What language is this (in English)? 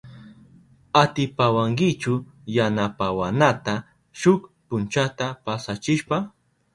Southern Pastaza Quechua